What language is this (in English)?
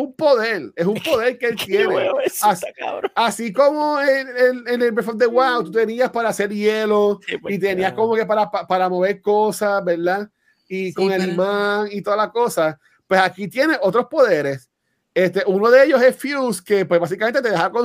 Spanish